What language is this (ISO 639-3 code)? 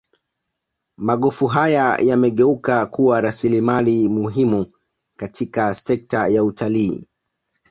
swa